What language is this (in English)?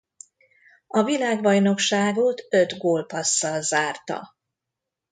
Hungarian